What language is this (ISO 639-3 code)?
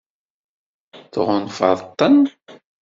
kab